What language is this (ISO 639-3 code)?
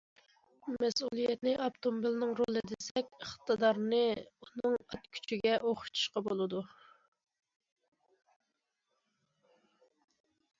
uig